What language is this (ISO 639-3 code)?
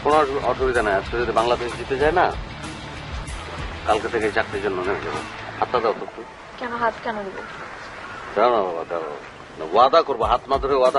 ara